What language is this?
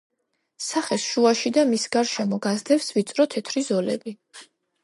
Georgian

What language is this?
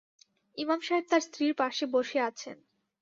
Bangla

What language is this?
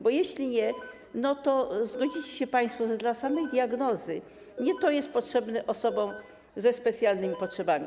Polish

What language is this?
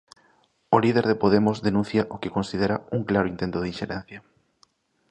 Galician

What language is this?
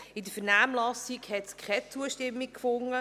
Swiss German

